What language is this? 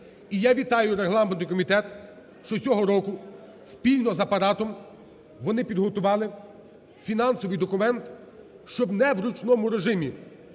Ukrainian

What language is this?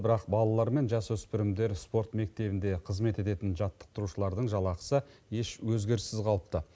Kazakh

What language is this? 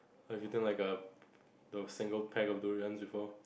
English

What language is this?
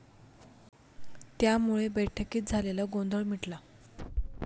Marathi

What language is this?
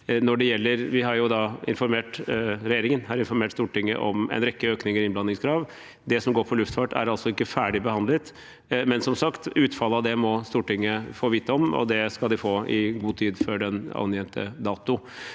Norwegian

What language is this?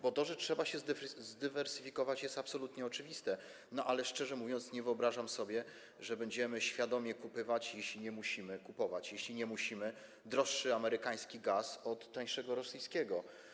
Polish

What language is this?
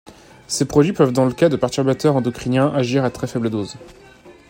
French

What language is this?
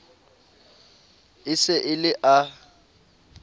Southern Sotho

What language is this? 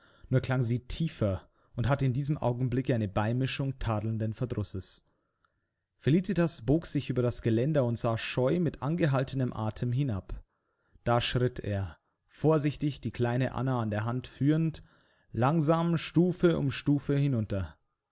German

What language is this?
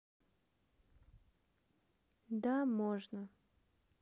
Russian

